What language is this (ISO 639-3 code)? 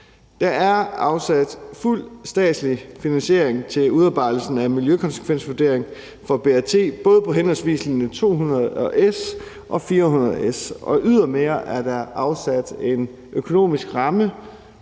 dan